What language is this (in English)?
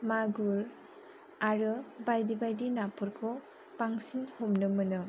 Bodo